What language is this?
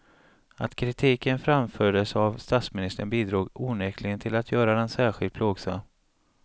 Swedish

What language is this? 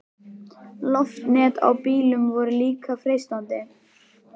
Icelandic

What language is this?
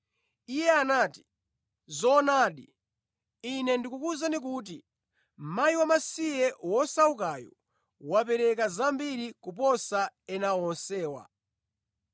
Nyanja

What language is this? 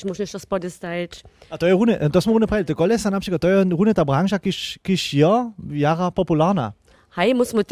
German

